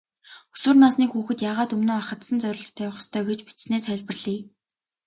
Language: Mongolian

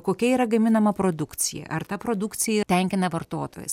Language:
Lithuanian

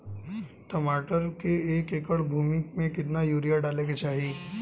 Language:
Bhojpuri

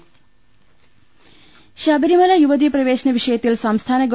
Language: Malayalam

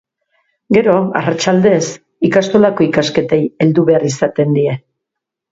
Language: Basque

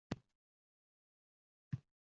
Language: Uzbek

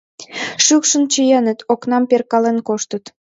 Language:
Mari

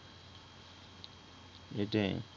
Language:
Bangla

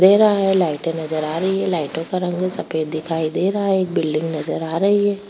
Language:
Hindi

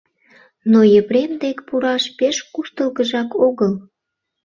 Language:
Mari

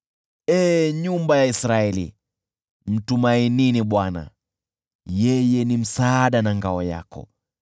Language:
Swahili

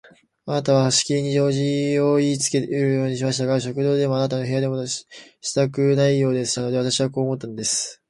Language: Japanese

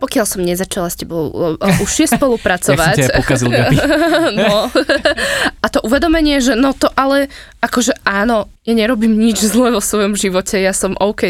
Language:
Slovak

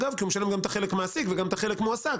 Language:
Hebrew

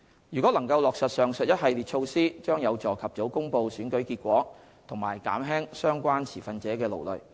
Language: Cantonese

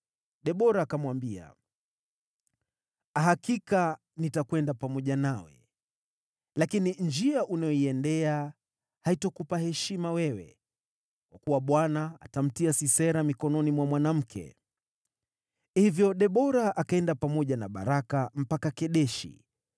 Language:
Swahili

